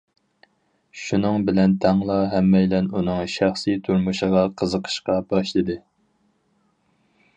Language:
Uyghur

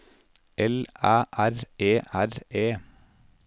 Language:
Norwegian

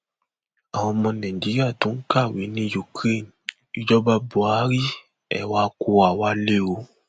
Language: Yoruba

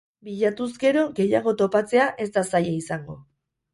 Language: Basque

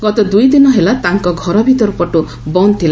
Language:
Odia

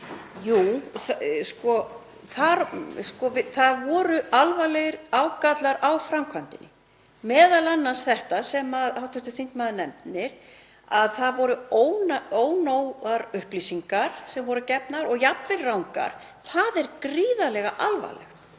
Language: Icelandic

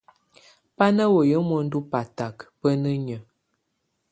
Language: Tunen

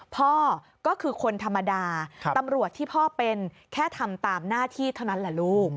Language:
Thai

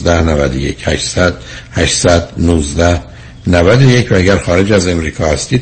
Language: Persian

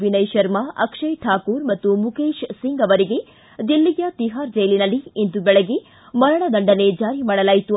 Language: Kannada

